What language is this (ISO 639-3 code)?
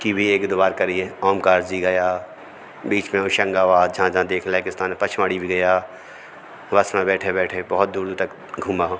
hin